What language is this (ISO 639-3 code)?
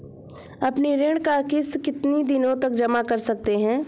hin